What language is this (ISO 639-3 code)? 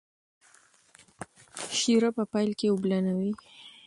pus